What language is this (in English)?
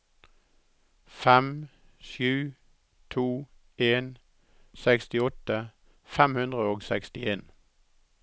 Norwegian